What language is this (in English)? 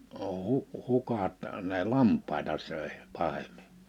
Finnish